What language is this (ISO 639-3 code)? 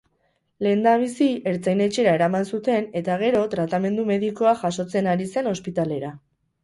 eus